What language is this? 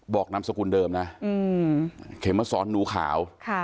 Thai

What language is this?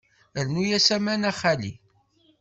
Kabyle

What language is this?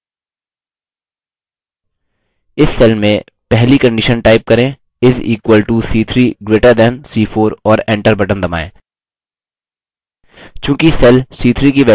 Hindi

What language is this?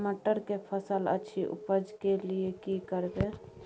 Maithili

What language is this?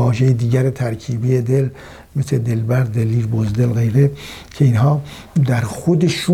Persian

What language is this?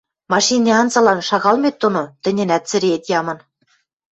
Western Mari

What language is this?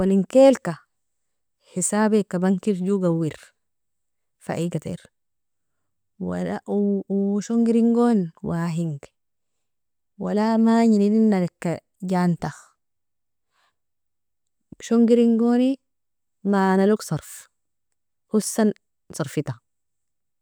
Nobiin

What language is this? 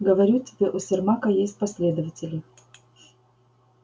Russian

